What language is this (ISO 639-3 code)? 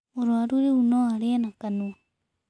kik